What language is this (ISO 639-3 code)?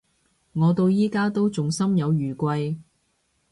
yue